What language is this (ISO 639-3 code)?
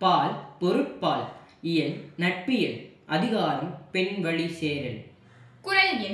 tam